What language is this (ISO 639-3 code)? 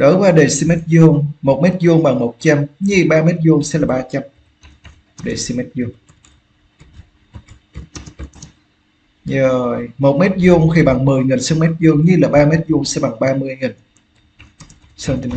vie